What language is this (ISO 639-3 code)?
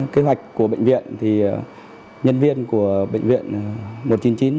vie